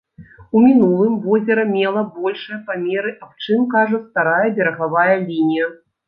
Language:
Belarusian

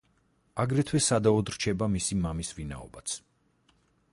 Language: Georgian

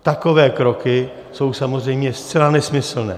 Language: Czech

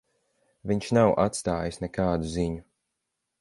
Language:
Latvian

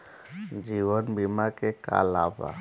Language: Bhojpuri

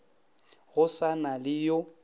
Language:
Northern Sotho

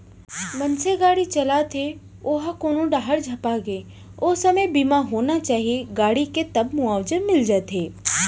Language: Chhattisgarhi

